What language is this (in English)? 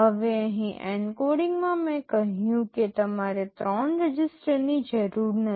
Gujarati